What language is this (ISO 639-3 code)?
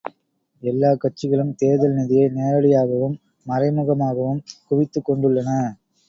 tam